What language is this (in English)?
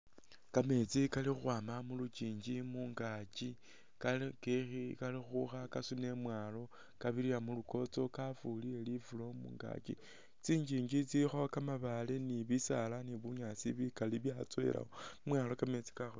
Masaaba